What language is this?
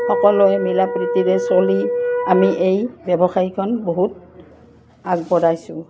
Assamese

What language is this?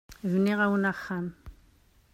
Kabyle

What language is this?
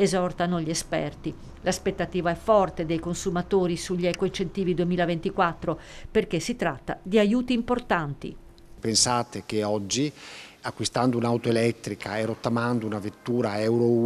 Italian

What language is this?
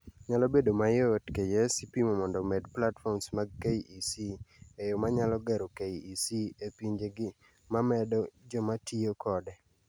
Luo (Kenya and Tanzania)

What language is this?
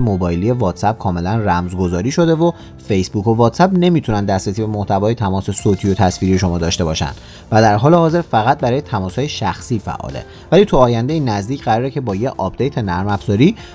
Persian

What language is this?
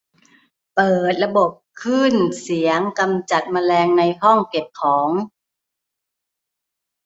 Thai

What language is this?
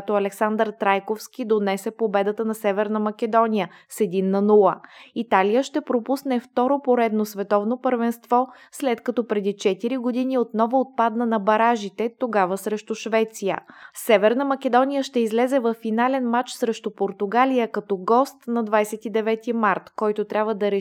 Bulgarian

